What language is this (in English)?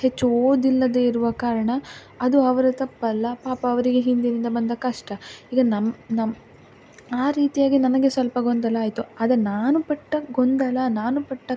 Kannada